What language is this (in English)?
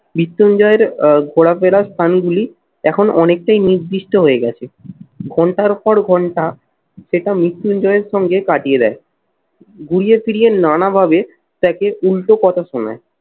Bangla